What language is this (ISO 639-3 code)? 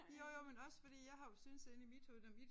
dan